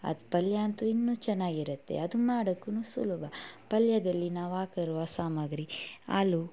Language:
Kannada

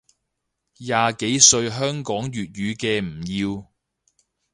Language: Cantonese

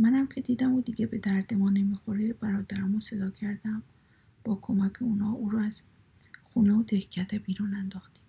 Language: Persian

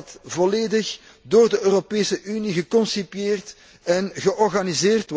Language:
Dutch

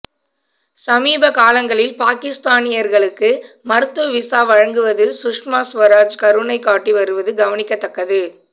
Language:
Tamil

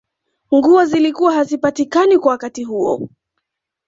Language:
Swahili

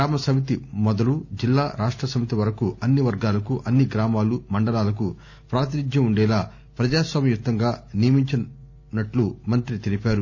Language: Telugu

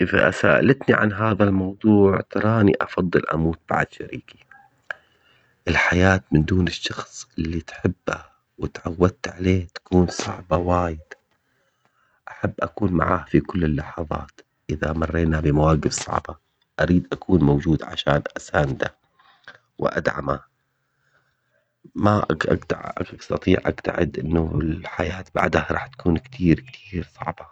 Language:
Omani Arabic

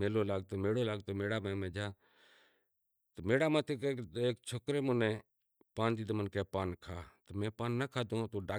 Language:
Kachi Koli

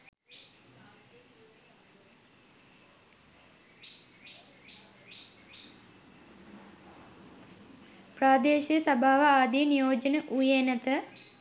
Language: Sinhala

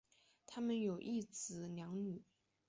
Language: Chinese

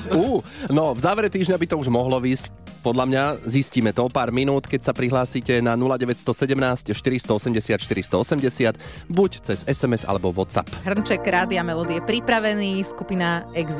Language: Slovak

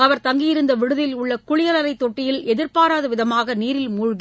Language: Tamil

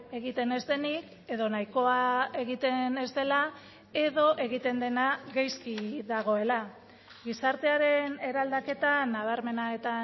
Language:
Basque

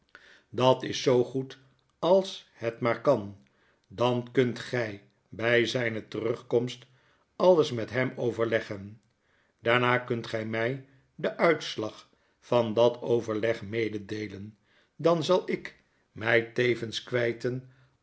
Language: Dutch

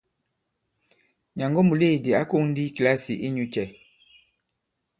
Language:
Bankon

